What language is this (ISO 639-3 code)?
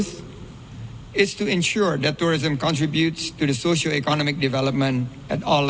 ind